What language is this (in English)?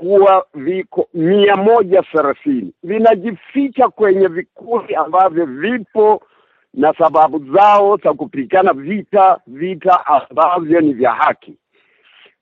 Swahili